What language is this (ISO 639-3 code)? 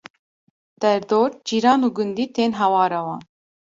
kur